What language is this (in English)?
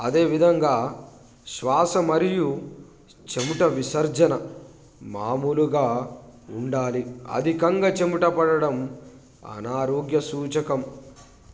Telugu